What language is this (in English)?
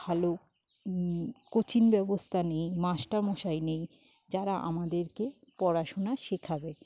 Bangla